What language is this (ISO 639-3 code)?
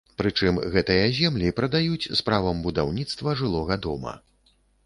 bel